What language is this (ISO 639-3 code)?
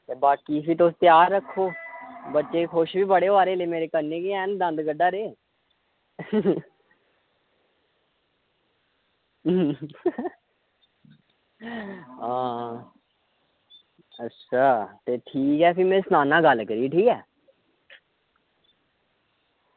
doi